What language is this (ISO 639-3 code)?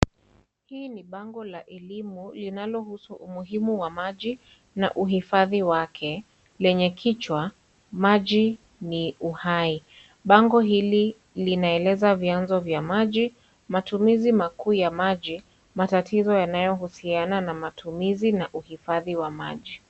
swa